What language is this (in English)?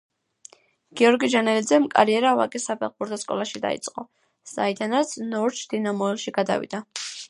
Georgian